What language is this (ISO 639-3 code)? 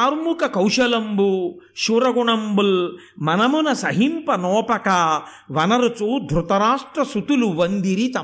tel